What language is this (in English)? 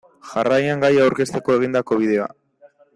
Basque